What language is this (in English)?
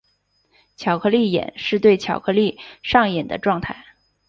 Chinese